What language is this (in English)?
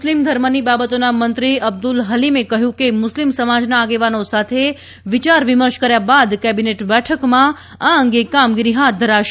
Gujarati